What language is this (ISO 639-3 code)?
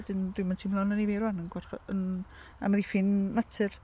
cym